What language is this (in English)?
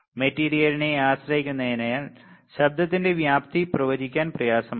Malayalam